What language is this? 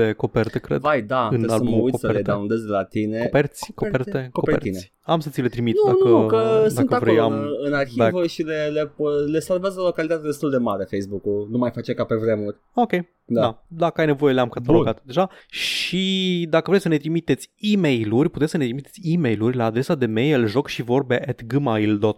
Romanian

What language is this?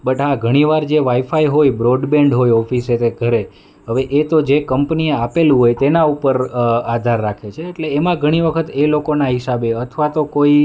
Gujarati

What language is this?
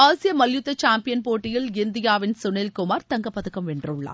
Tamil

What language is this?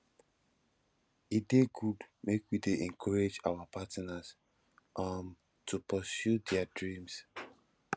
Nigerian Pidgin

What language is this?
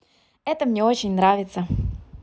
Russian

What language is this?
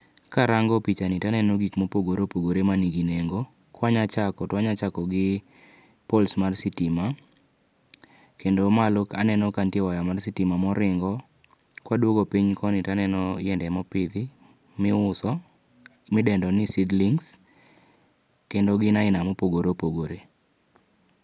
Luo (Kenya and Tanzania)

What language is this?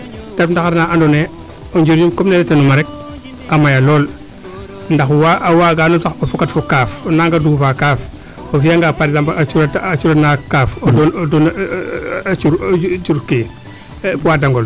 Serer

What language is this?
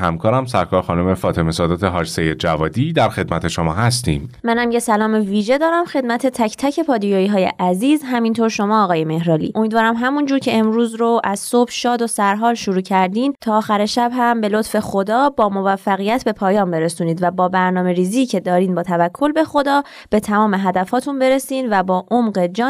Persian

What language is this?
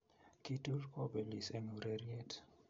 Kalenjin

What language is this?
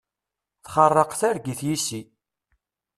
Kabyle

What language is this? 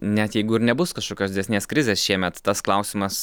Lithuanian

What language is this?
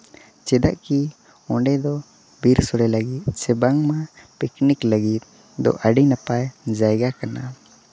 Santali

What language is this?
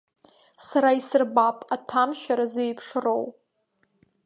Abkhazian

